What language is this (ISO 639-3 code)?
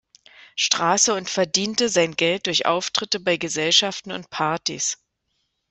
deu